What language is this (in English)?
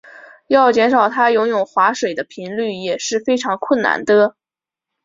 Chinese